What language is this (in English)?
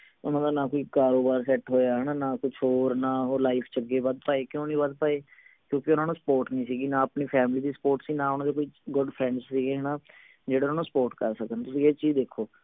Punjabi